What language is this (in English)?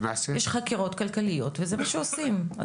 Hebrew